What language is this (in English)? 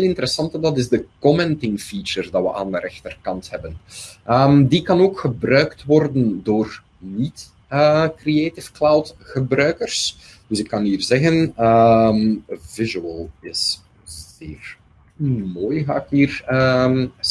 Dutch